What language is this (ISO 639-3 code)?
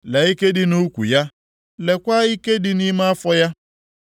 ibo